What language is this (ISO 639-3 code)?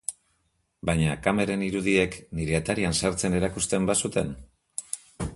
eus